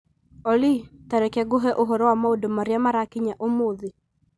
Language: Kikuyu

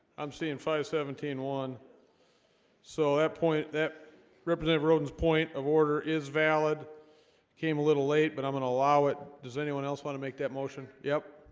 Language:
English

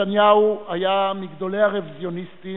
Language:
Hebrew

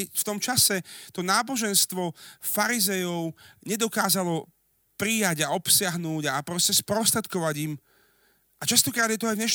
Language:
Slovak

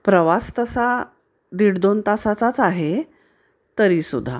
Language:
Marathi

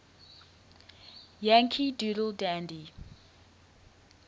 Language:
English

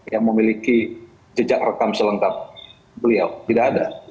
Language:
Indonesian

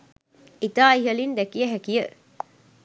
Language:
Sinhala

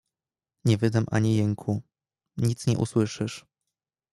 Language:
Polish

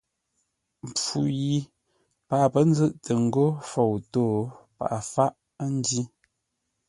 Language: Ngombale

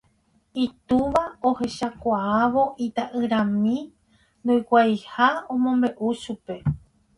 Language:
Guarani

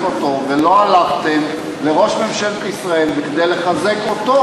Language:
Hebrew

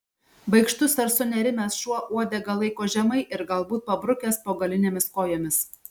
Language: Lithuanian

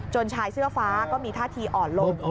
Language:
Thai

